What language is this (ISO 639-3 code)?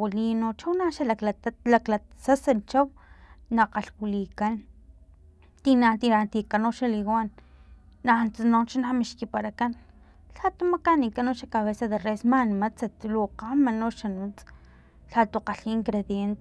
tlp